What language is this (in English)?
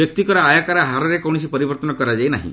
Odia